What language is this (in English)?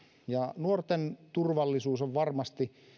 Finnish